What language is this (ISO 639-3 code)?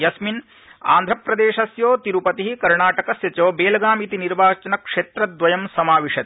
san